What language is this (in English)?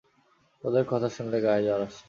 Bangla